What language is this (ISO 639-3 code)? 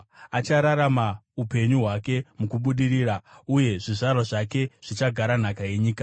sna